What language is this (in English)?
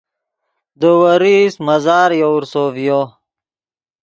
Yidgha